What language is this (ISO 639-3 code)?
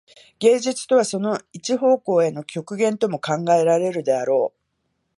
jpn